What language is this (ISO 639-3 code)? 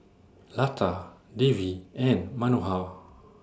eng